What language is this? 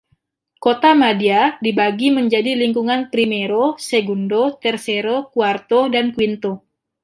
Indonesian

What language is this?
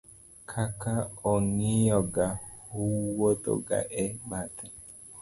Luo (Kenya and Tanzania)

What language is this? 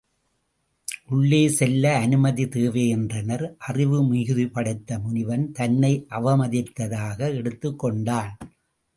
Tamil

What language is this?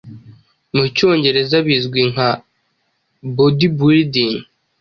Kinyarwanda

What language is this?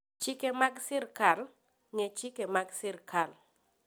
Luo (Kenya and Tanzania)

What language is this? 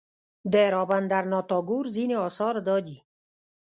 Pashto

